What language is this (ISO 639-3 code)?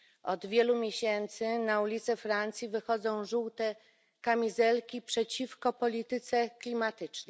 pol